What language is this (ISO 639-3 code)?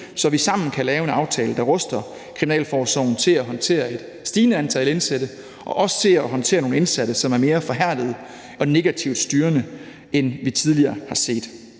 dan